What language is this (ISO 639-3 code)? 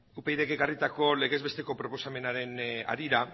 eus